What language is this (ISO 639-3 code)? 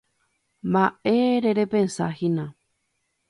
grn